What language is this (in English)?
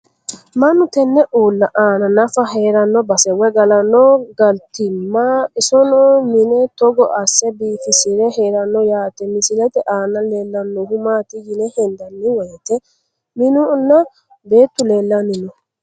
Sidamo